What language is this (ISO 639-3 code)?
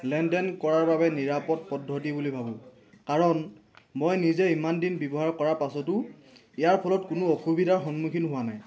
asm